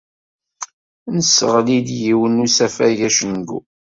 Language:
Kabyle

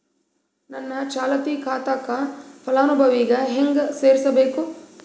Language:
Kannada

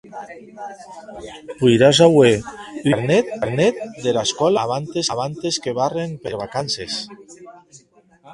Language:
Occitan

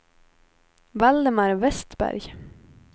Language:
Swedish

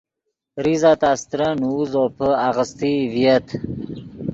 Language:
Yidgha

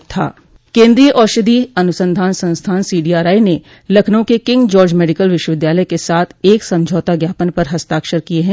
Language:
Hindi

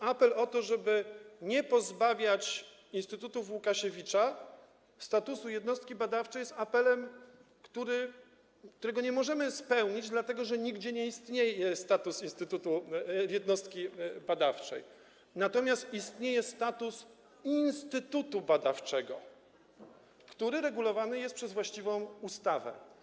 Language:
Polish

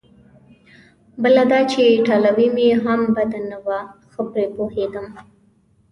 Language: Pashto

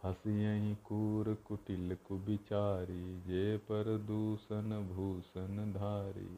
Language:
Hindi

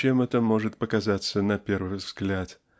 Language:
Russian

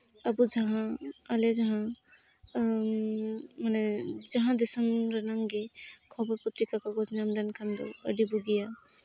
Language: Santali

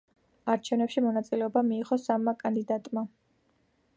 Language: Georgian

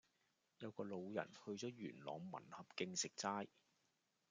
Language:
Cantonese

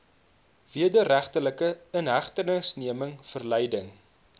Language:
Afrikaans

